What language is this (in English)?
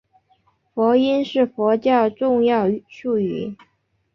Chinese